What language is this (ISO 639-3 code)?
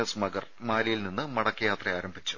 mal